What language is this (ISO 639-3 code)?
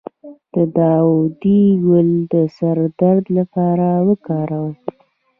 pus